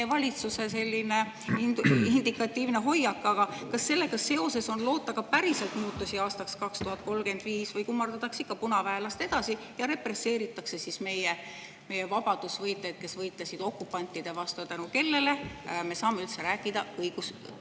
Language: Estonian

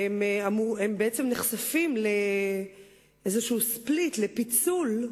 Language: Hebrew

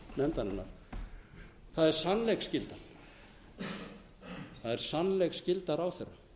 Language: Icelandic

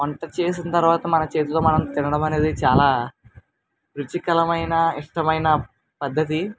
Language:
Telugu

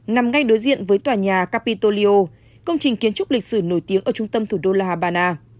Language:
Vietnamese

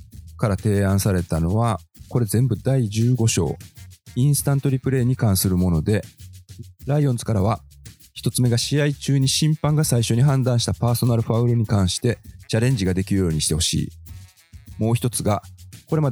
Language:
Japanese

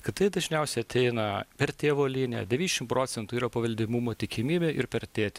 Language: Lithuanian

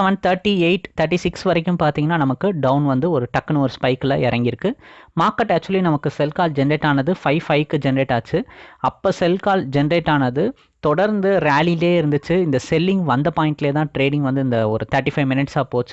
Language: English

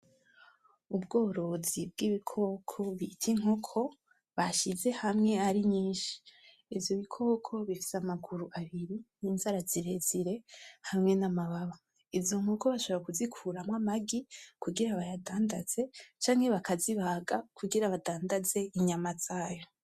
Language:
Rundi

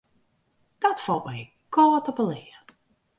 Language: Western Frisian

